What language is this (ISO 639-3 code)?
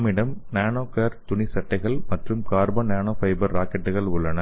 tam